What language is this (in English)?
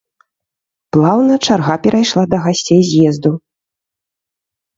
Belarusian